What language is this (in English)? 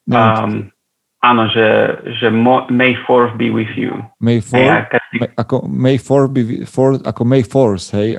Slovak